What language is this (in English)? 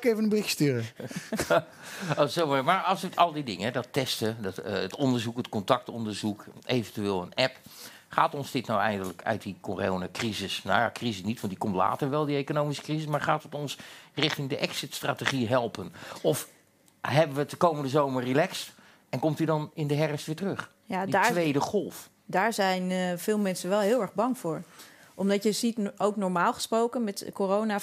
Dutch